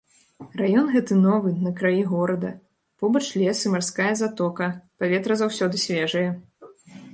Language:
Belarusian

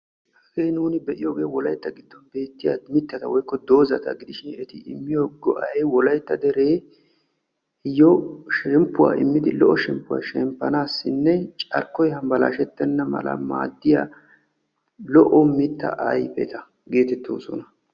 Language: Wolaytta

